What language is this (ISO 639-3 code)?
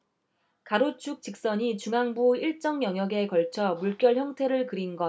kor